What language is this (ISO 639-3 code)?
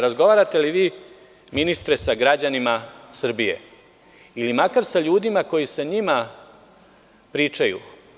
srp